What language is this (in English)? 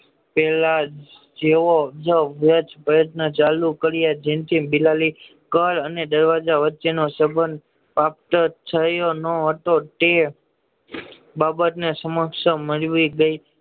Gujarati